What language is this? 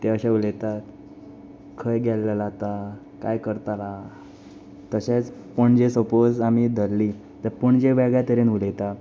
Konkani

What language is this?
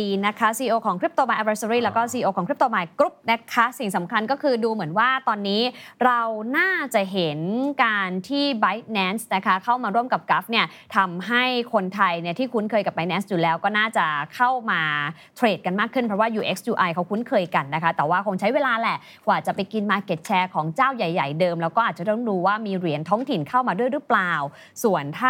Thai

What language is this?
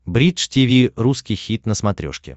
Russian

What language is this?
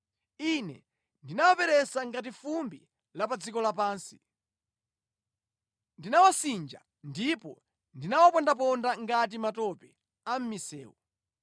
Nyanja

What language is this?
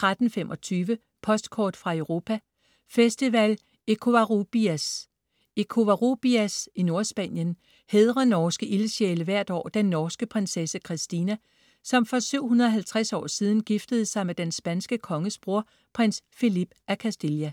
Danish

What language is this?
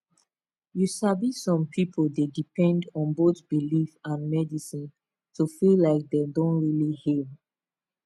Nigerian Pidgin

